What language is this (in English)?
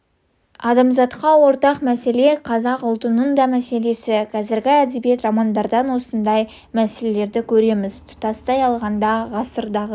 Kazakh